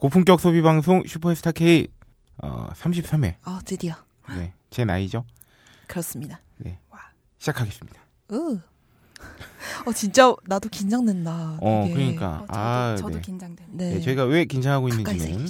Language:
Korean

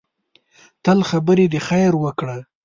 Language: Pashto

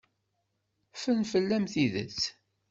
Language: Kabyle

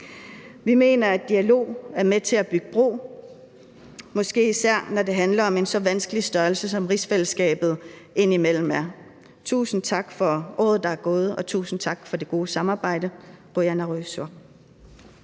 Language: Danish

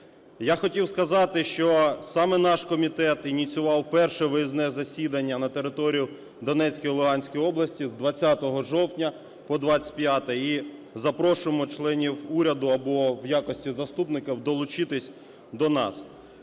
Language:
Ukrainian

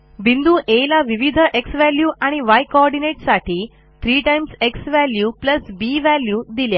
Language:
Marathi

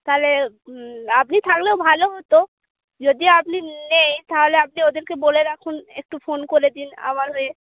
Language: Bangla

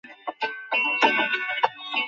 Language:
Bangla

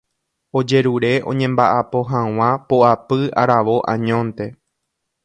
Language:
Guarani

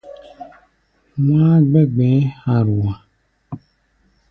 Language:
Gbaya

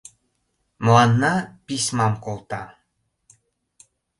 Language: Mari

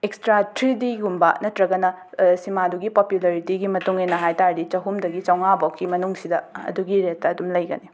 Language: Manipuri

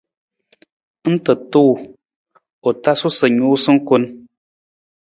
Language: Nawdm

